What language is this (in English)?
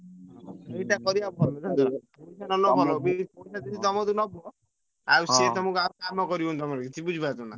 Odia